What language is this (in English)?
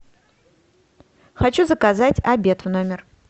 Russian